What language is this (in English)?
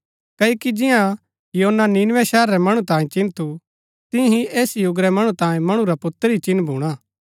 Gaddi